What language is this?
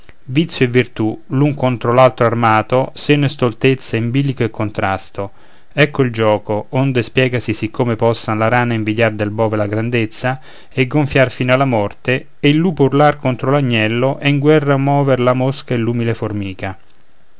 Italian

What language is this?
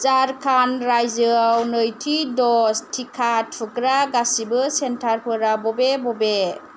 Bodo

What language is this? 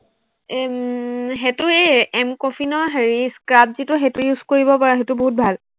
Assamese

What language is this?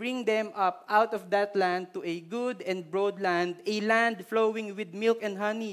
Filipino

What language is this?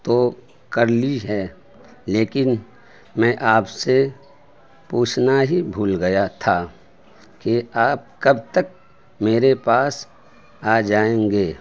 Urdu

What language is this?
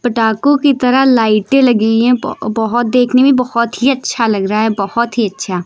Hindi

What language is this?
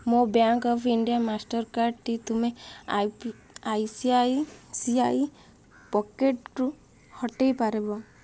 Odia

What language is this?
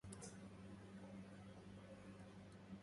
Arabic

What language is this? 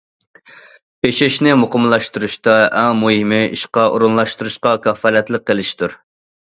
Uyghur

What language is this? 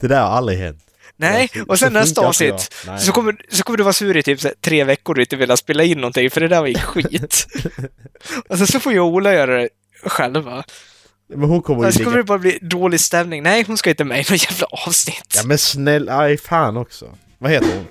Swedish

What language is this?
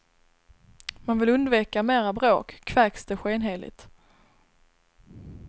Swedish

